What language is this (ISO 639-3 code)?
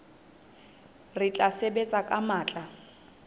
sot